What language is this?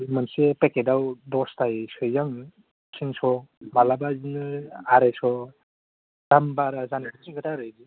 Bodo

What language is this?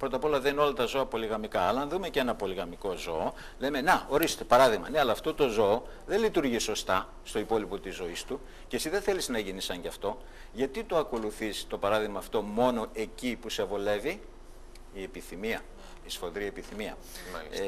Greek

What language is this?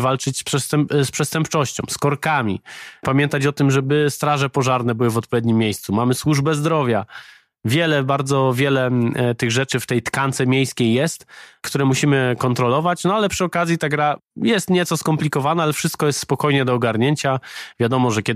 Polish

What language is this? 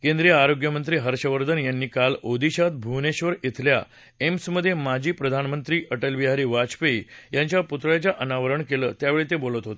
Marathi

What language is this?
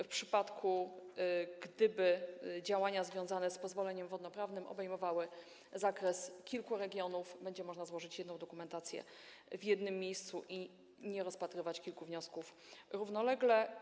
Polish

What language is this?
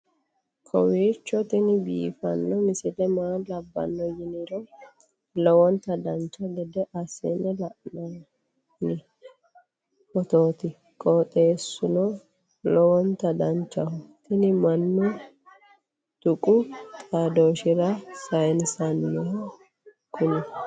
Sidamo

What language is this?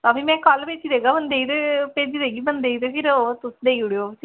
Dogri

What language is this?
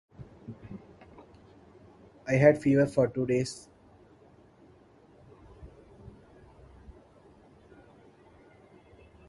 English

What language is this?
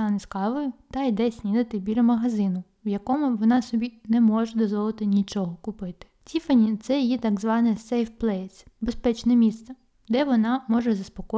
Ukrainian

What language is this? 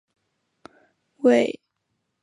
Chinese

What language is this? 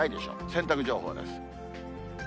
Japanese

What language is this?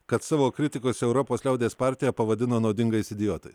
Lithuanian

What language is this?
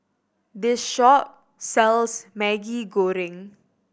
English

